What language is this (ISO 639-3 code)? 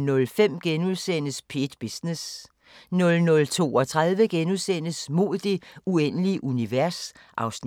dan